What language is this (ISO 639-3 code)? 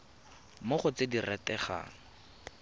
tsn